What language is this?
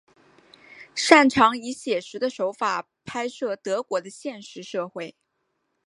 Chinese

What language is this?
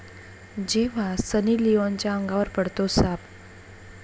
Marathi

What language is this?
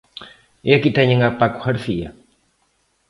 Galician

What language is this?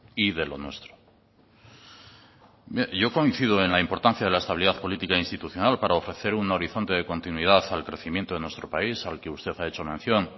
Spanish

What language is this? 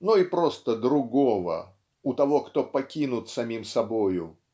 Russian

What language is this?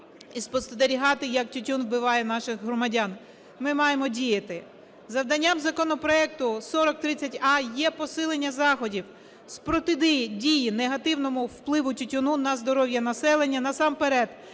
Ukrainian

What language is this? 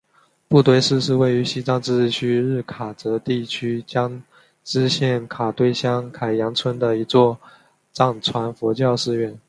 Chinese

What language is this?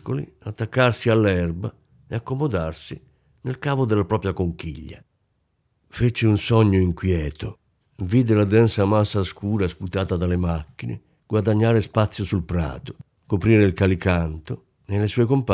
Italian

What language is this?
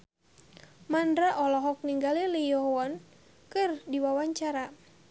Sundanese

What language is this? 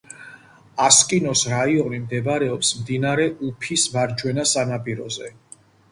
Georgian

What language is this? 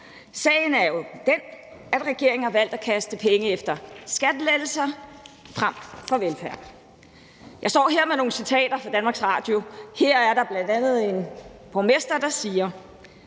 Danish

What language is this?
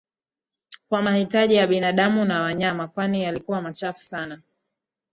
Swahili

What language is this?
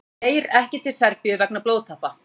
Icelandic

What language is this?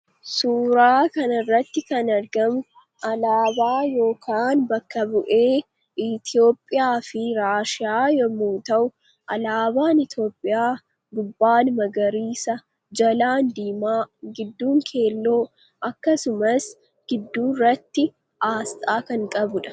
Oromo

